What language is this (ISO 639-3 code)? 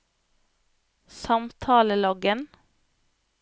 nor